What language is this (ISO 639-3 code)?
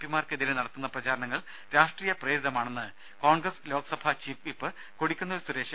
mal